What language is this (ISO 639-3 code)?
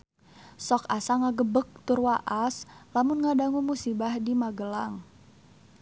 sun